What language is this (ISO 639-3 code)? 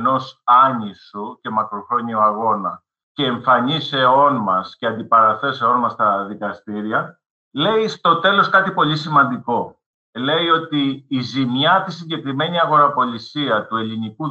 ell